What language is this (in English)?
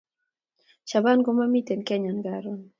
Kalenjin